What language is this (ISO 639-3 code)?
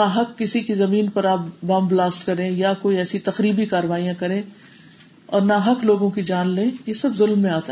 urd